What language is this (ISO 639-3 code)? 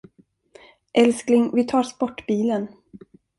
swe